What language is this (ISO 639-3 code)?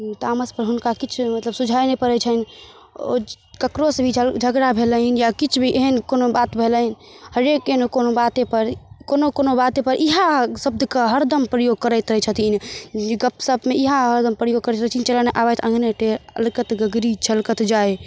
mai